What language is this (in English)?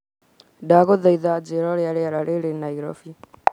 Kikuyu